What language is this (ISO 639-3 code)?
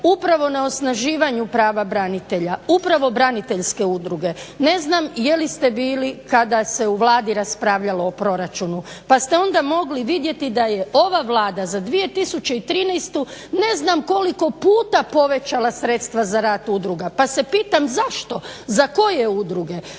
hrv